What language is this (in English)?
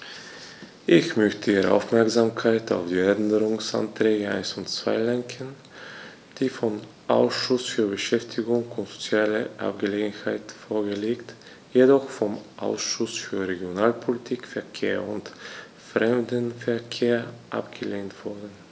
German